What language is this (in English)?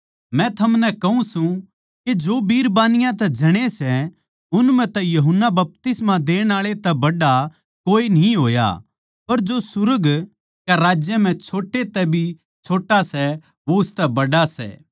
Haryanvi